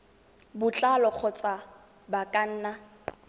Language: Tswana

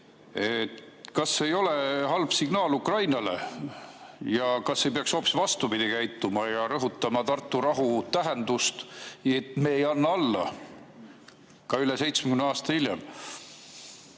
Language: Estonian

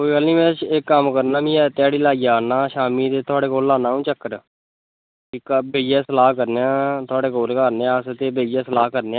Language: Dogri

